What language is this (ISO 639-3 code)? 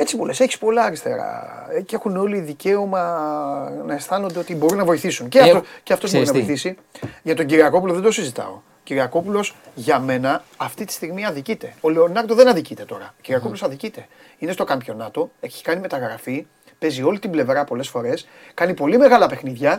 ell